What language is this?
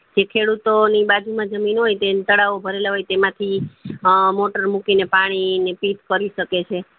Gujarati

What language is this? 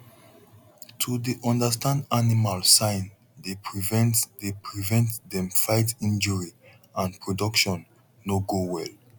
Nigerian Pidgin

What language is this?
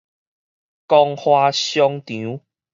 Min Nan Chinese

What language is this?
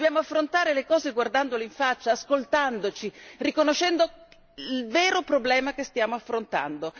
Italian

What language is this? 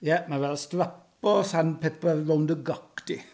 Welsh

